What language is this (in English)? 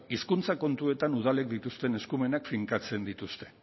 Basque